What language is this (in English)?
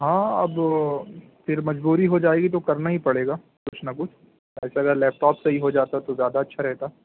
Urdu